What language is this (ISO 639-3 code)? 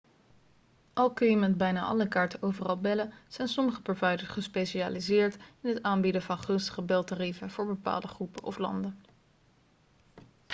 nld